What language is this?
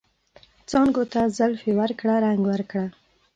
Pashto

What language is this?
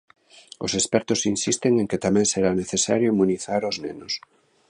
Galician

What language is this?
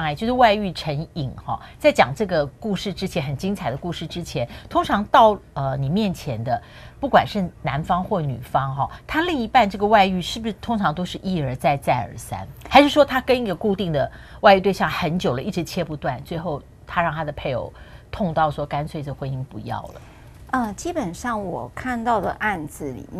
Chinese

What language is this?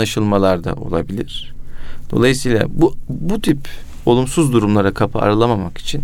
Turkish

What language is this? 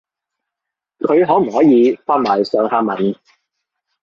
Cantonese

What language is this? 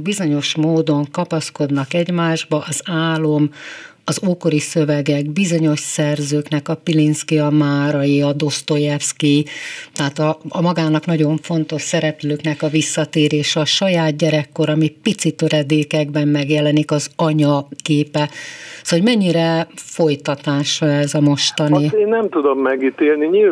Hungarian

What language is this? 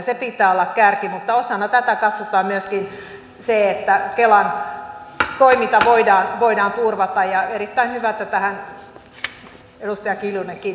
Finnish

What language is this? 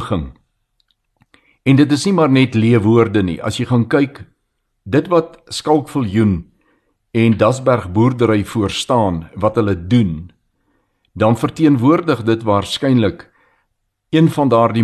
Swedish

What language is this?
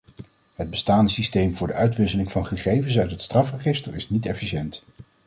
Dutch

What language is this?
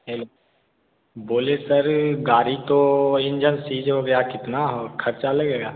Hindi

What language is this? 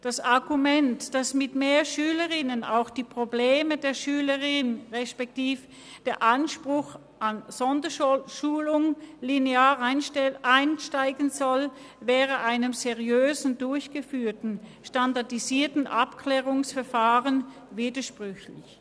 Swiss German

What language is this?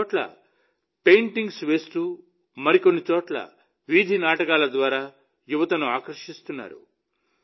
Telugu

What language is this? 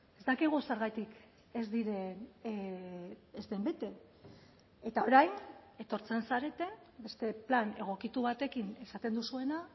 Basque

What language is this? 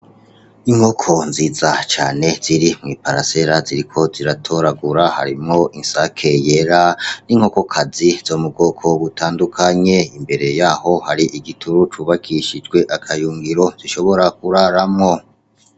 Rundi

